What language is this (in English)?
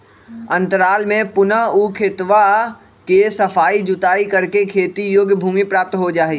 Magahi